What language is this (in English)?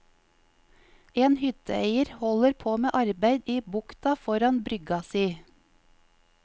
Norwegian